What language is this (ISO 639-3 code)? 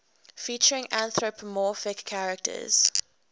eng